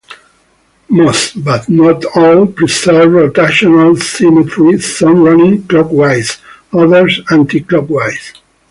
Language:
English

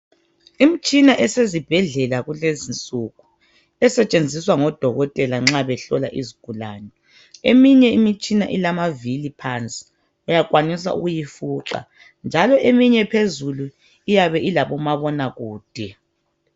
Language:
North Ndebele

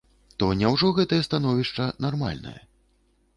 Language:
Belarusian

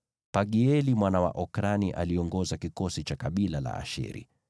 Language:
Swahili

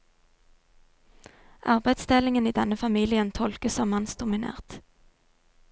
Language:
Norwegian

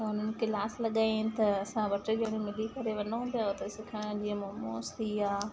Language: Sindhi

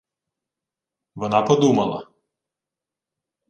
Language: Ukrainian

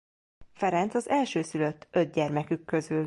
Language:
Hungarian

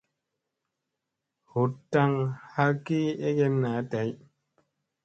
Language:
Musey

